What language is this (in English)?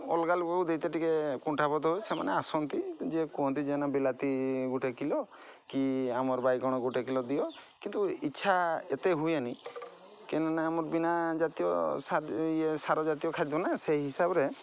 Odia